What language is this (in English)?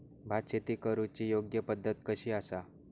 Marathi